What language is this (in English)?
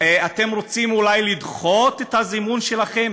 Hebrew